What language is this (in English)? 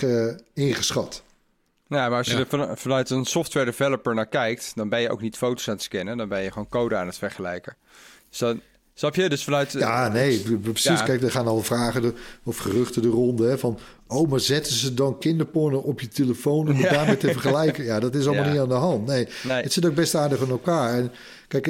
Dutch